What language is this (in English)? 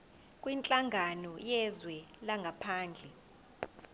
Zulu